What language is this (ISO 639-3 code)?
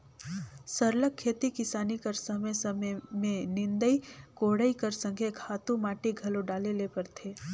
hne